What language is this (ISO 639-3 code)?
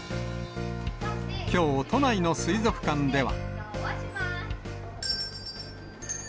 jpn